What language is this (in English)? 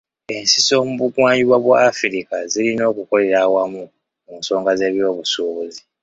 Ganda